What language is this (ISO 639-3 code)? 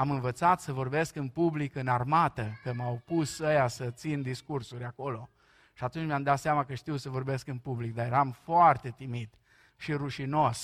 ron